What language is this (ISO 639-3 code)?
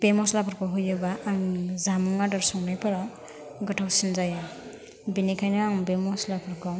brx